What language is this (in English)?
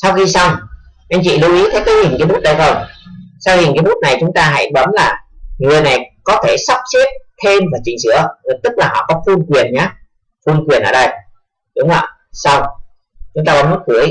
Vietnamese